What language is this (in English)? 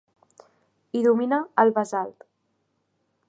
Catalan